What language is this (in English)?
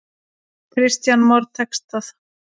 Icelandic